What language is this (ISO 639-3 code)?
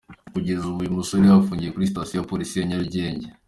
kin